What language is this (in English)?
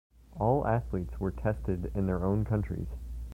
English